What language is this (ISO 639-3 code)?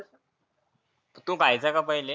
mar